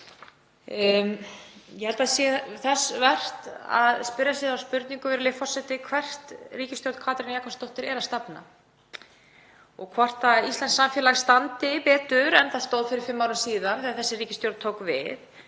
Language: Icelandic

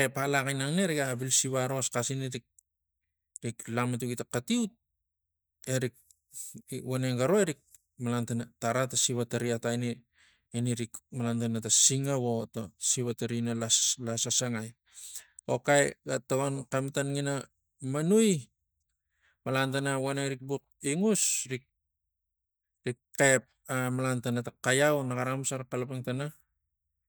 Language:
Tigak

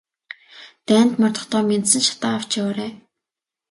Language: Mongolian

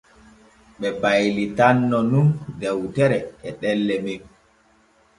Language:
Borgu Fulfulde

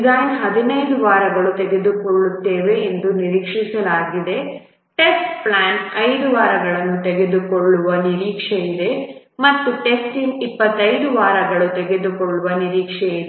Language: Kannada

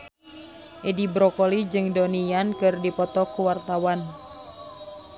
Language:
Sundanese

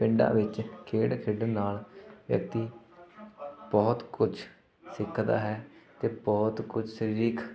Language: Punjabi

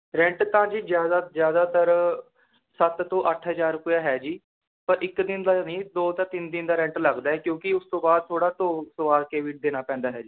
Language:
Punjabi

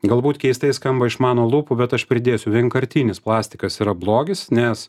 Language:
Lithuanian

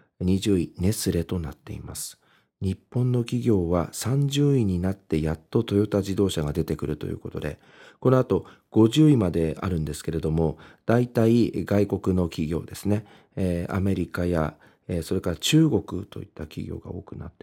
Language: Japanese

